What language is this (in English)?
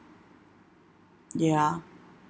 English